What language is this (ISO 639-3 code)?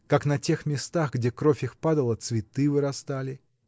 rus